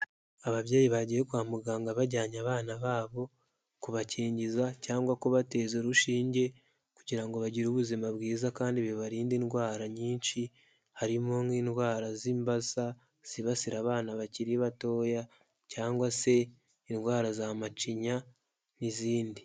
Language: Kinyarwanda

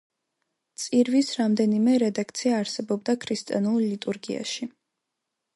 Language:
Georgian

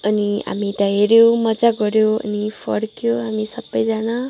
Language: Nepali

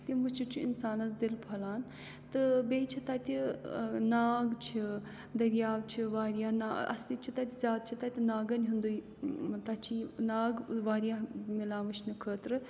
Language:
Kashmiri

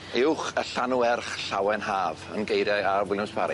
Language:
Welsh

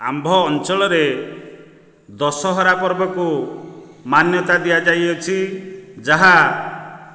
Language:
Odia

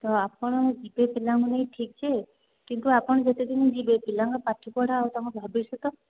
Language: Odia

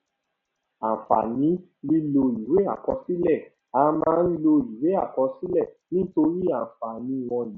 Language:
Yoruba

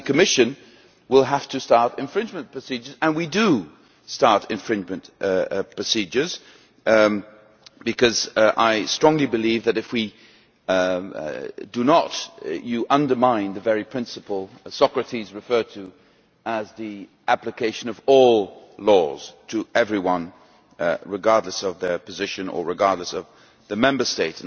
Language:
English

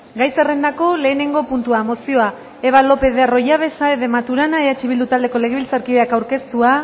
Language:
Basque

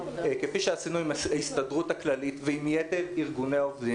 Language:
Hebrew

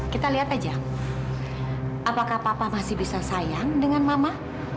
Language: Indonesian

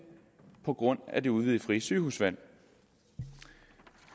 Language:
Danish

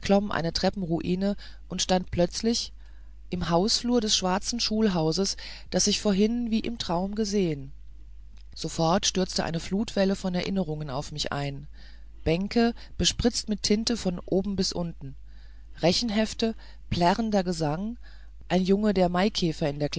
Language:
German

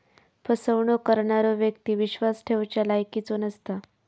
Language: Marathi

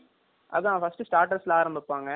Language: Tamil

